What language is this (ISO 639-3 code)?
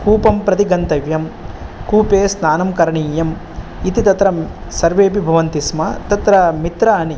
san